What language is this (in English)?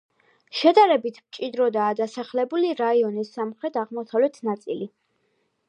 Georgian